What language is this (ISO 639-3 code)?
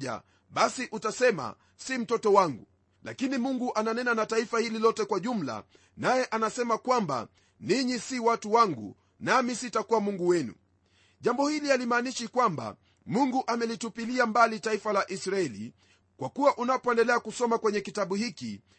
swa